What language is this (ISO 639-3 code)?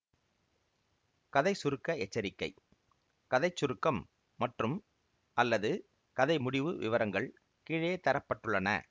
tam